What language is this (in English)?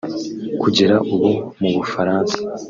Kinyarwanda